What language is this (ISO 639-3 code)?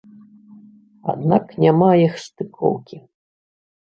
bel